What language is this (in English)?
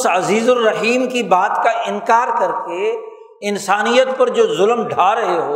Urdu